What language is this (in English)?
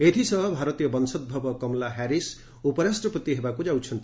Odia